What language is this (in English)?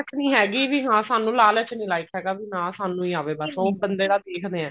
Punjabi